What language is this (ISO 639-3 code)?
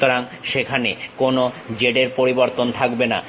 ben